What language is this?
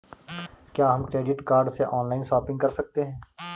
Hindi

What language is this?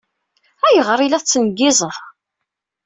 Kabyle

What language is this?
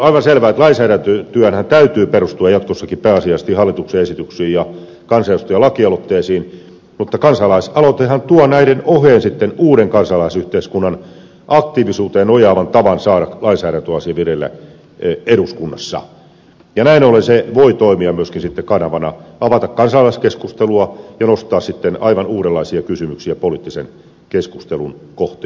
Finnish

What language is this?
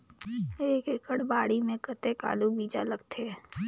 Chhattisgarhi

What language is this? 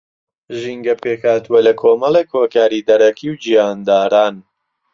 Central Kurdish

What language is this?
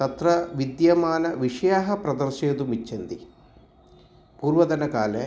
Sanskrit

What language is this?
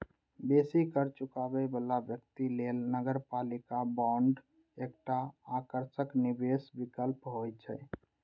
Maithili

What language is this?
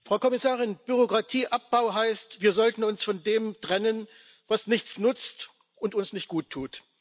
German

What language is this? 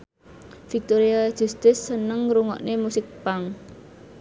Javanese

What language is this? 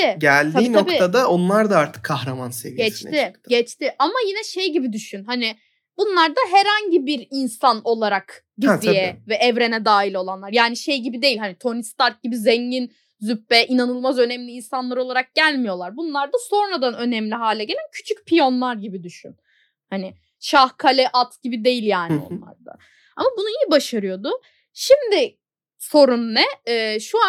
Turkish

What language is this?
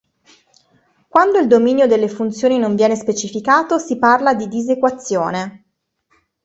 Italian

